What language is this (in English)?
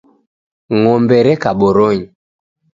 Taita